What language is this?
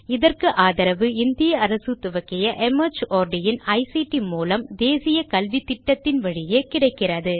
Tamil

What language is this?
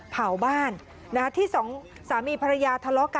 Thai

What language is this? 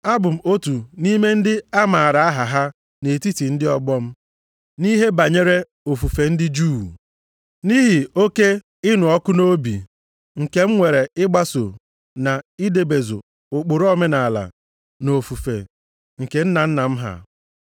Igbo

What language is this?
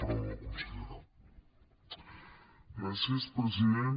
Catalan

